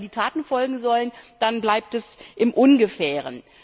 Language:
German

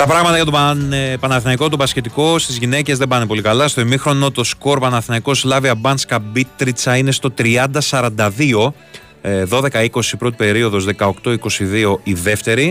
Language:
Greek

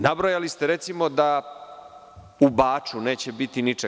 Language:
Serbian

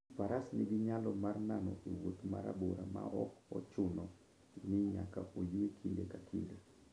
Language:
Luo (Kenya and Tanzania)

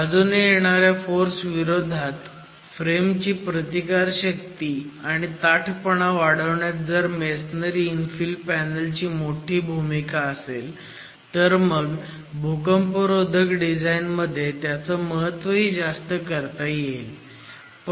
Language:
Marathi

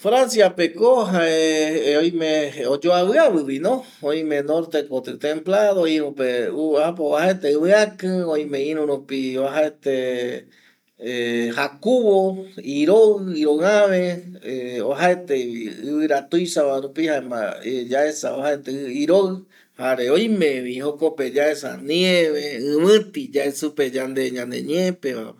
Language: Eastern Bolivian Guaraní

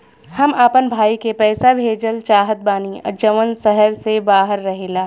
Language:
Bhojpuri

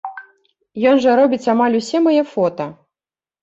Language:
Belarusian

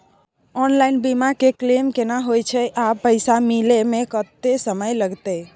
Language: Maithili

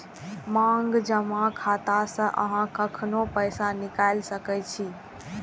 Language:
Maithili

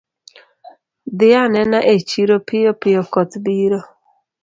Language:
Luo (Kenya and Tanzania)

